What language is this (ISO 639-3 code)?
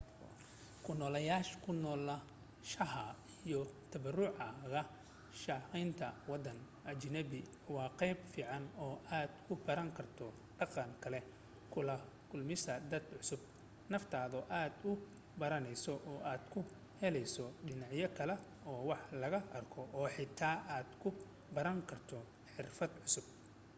som